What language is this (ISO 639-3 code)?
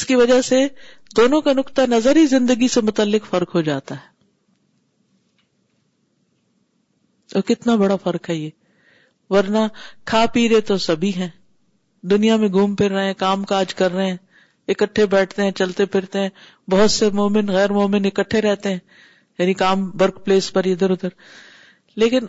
urd